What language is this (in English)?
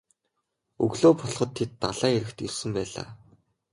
Mongolian